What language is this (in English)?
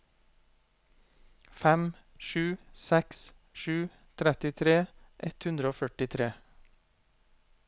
Norwegian